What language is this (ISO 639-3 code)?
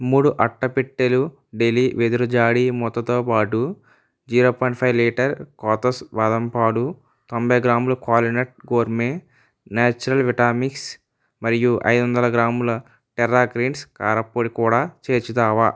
tel